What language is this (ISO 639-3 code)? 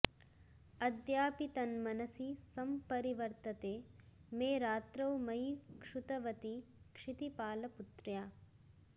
san